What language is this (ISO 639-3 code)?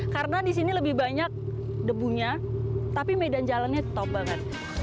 ind